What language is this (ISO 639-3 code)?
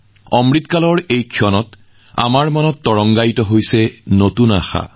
asm